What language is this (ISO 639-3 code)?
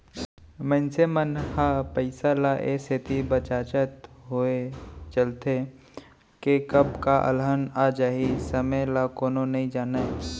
hne